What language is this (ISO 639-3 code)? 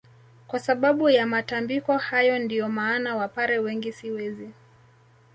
swa